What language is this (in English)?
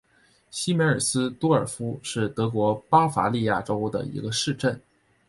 Chinese